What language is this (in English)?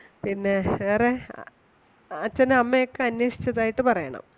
Malayalam